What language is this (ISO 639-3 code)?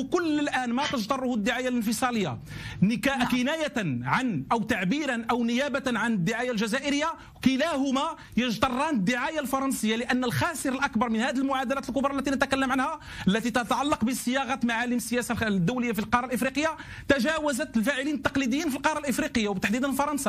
ara